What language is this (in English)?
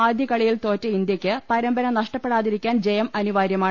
Malayalam